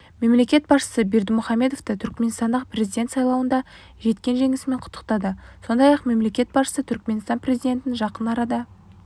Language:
Kazakh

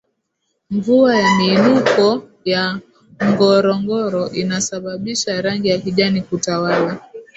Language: Swahili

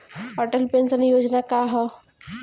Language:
Bhojpuri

